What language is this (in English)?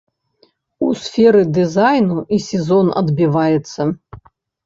Belarusian